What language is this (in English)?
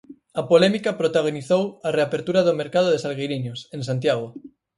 Galician